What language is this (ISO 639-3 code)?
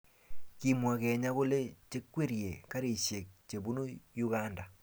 kln